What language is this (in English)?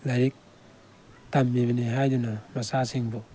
Manipuri